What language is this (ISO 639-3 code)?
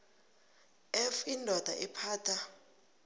nbl